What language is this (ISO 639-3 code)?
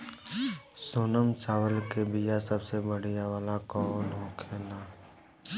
bho